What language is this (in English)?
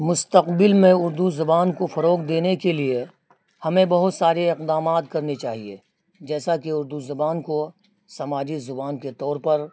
Urdu